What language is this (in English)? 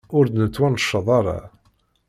Kabyle